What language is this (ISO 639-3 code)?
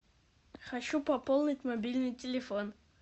rus